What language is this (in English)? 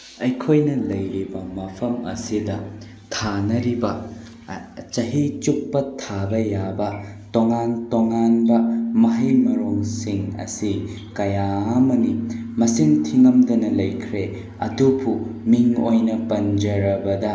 Manipuri